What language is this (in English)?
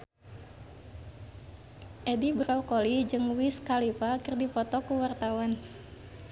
Sundanese